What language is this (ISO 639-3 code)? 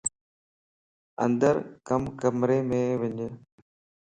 lss